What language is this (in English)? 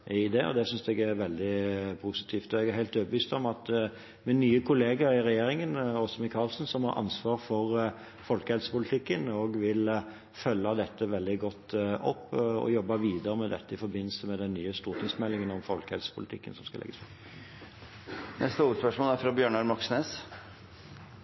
Norwegian